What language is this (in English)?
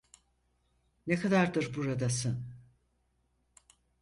Turkish